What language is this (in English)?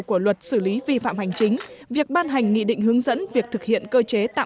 Vietnamese